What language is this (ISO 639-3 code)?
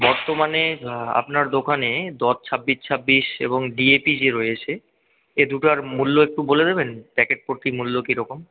ben